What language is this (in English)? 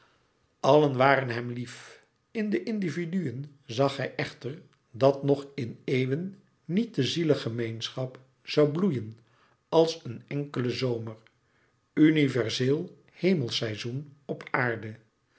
Dutch